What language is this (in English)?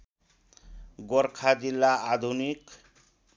Nepali